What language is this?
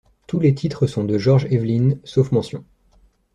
French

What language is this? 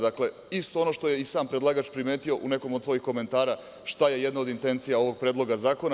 Serbian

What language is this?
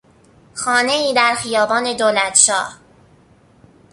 Persian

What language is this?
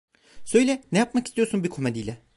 Turkish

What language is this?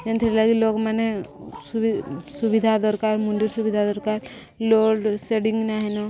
Odia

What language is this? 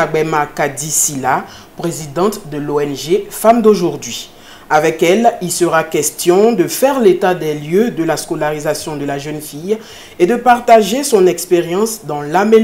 French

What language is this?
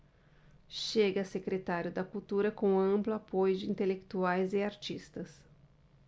Portuguese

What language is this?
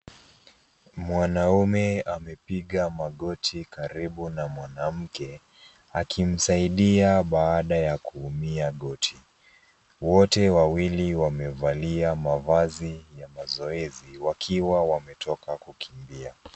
Swahili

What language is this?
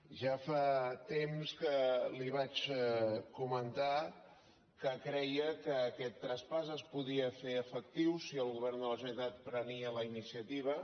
Catalan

